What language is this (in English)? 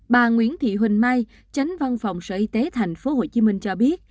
Vietnamese